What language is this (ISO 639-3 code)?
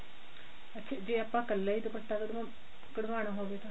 pan